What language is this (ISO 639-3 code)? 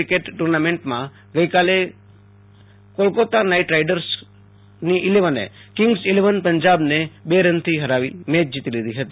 guj